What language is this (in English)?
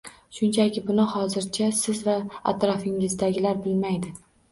Uzbek